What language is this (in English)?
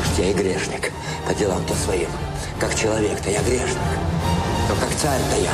Russian